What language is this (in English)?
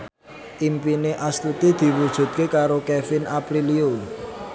Javanese